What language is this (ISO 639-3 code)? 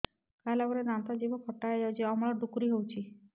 ori